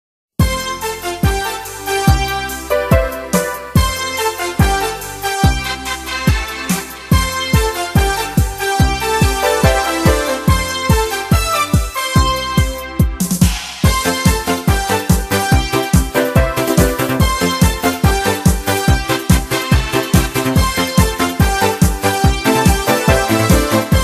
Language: Polish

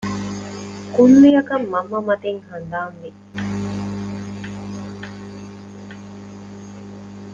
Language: Divehi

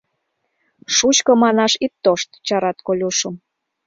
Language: Mari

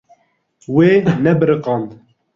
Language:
Kurdish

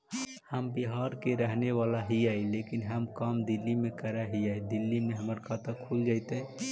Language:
Magahi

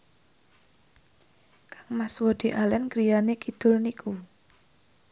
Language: Javanese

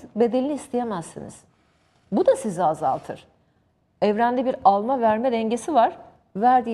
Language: Turkish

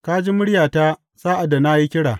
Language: Hausa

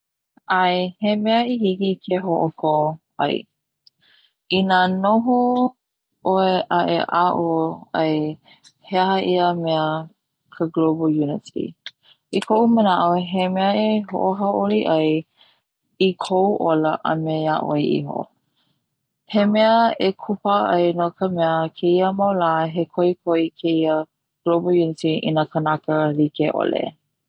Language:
Hawaiian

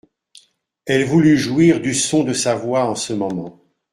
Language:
French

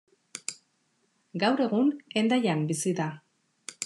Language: Basque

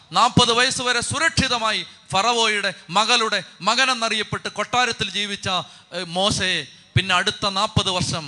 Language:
Malayalam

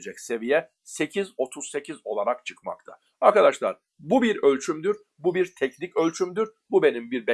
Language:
Turkish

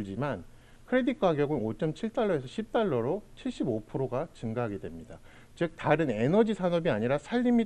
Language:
Korean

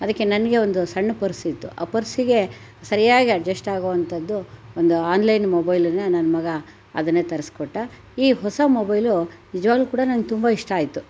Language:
Kannada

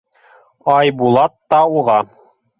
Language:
Bashkir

